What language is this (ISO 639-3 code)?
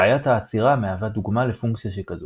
heb